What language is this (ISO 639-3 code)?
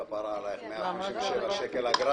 heb